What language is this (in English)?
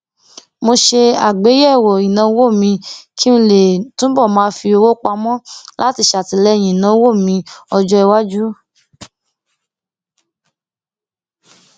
Yoruba